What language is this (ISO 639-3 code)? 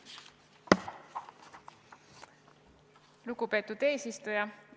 est